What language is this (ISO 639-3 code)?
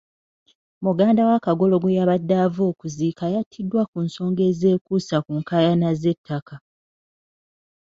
lug